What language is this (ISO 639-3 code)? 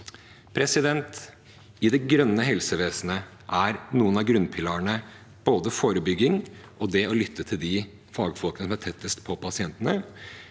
nor